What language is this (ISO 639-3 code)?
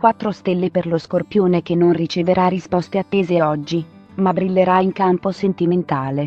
ita